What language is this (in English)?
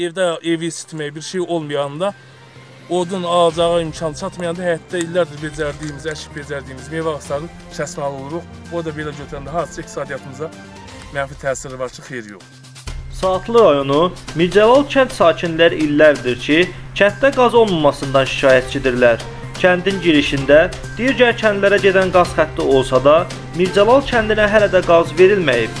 Turkish